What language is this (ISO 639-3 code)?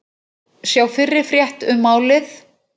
isl